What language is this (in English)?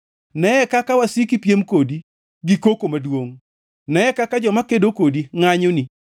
Luo (Kenya and Tanzania)